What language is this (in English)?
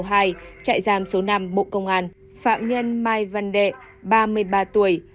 Vietnamese